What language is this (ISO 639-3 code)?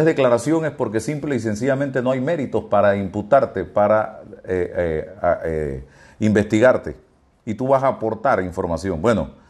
spa